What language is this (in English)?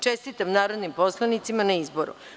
Serbian